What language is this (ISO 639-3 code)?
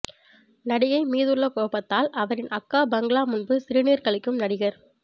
tam